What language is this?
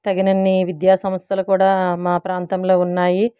Telugu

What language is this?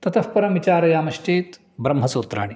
Sanskrit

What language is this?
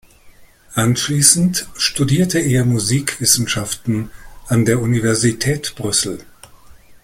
German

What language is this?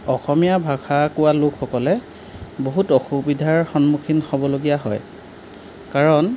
Assamese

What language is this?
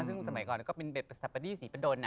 Thai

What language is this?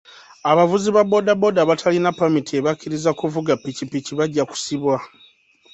Ganda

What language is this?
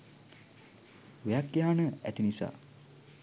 Sinhala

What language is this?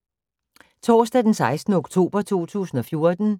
Danish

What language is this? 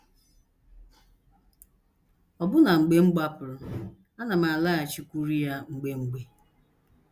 Igbo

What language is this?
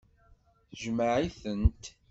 Kabyle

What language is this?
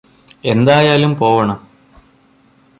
Malayalam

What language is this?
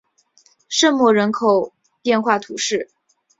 Chinese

